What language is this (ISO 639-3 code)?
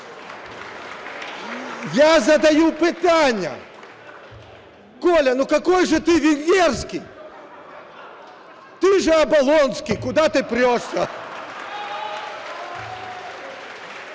ukr